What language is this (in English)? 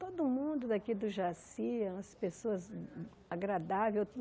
Portuguese